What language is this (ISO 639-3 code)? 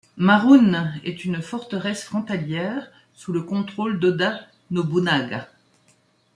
fra